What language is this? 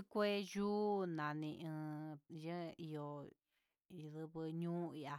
Huitepec Mixtec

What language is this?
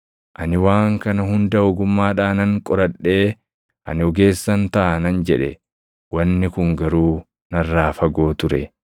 Oromo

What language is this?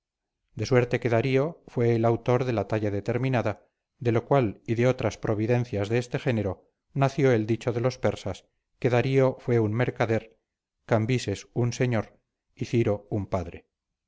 Spanish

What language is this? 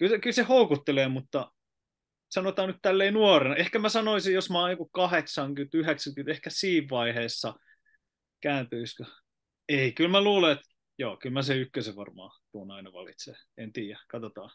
Finnish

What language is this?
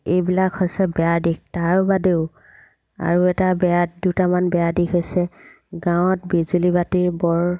Assamese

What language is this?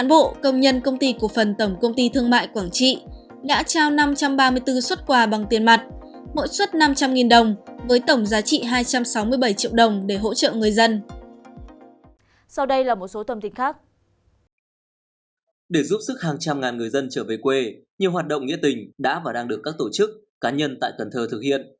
Vietnamese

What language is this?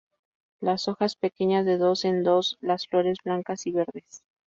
Spanish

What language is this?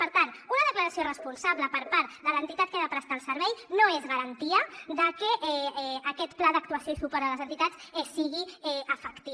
Catalan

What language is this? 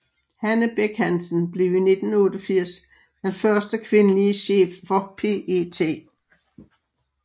Danish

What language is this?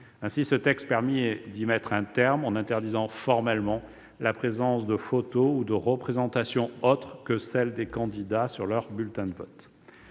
French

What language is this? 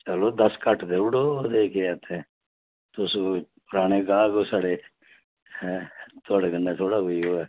Dogri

